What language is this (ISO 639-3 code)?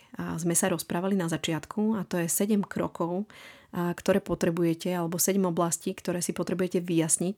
slk